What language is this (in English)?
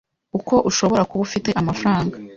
Kinyarwanda